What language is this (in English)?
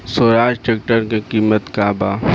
Bhojpuri